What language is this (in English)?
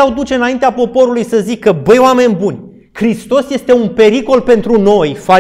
Romanian